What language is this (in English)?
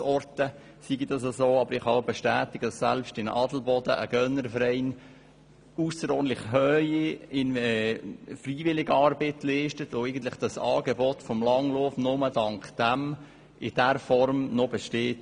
Swiss German